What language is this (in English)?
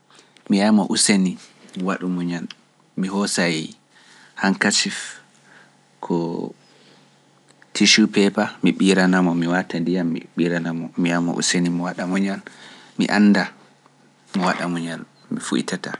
Pular